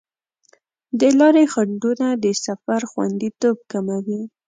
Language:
Pashto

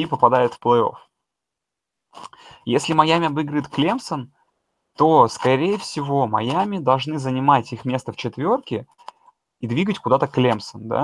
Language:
Russian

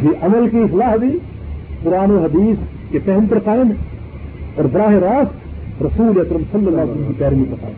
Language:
Urdu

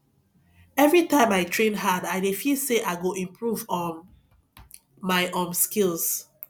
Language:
Nigerian Pidgin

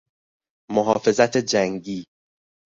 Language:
Persian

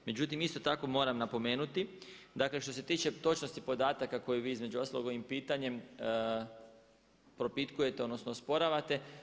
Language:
Croatian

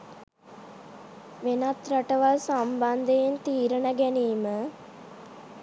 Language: Sinhala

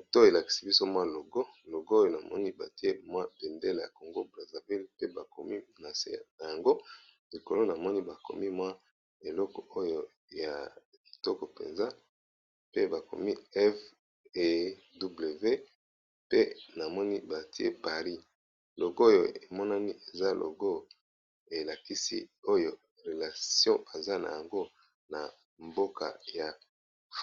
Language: Lingala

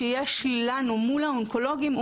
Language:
Hebrew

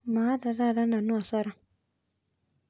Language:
Masai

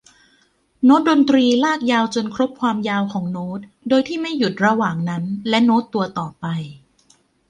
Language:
Thai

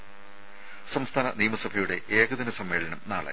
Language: Malayalam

